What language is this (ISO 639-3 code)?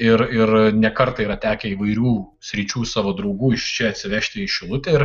lit